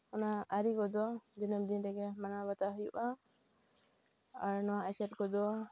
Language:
Santali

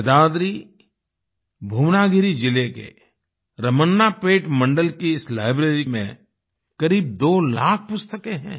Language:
Hindi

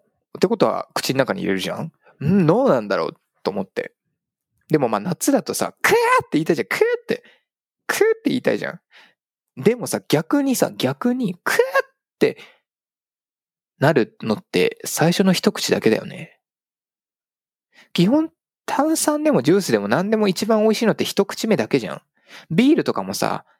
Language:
Japanese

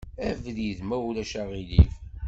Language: Kabyle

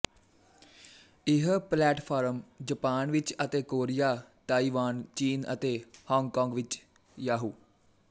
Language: Punjabi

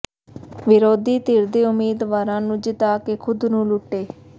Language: Punjabi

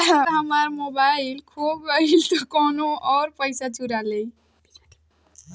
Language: Bhojpuri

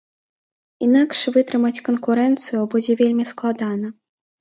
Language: Belarusian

